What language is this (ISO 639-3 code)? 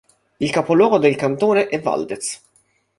ita